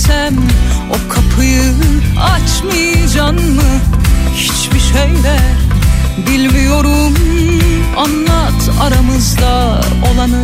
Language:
Turkish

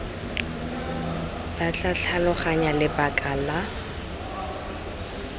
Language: Tswana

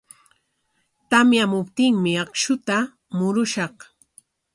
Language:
Corongo Ancash Quechua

